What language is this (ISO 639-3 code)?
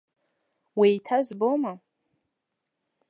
abk